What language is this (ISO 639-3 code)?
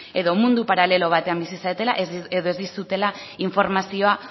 eus